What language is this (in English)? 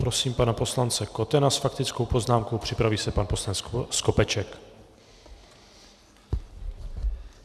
Czech